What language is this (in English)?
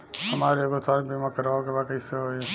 Bhojpuri